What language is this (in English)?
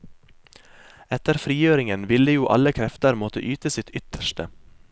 Norwegian